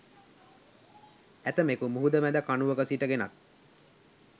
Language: Sinhala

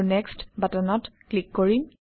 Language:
Assamese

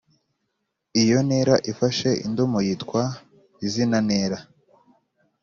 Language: Kinyarwanda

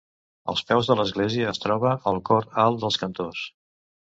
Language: Catalan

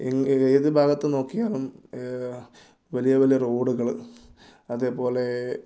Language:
Malayalam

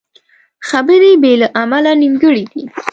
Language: Pashto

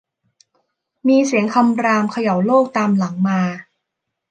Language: Thai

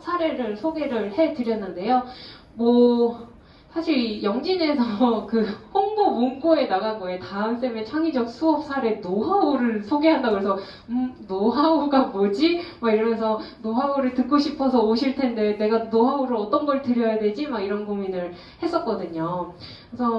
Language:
Korean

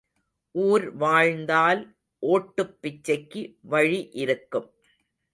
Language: Tamil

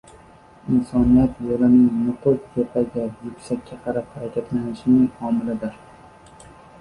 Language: Uzbek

